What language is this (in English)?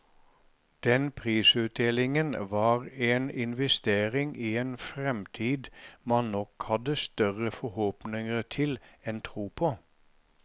Norwegian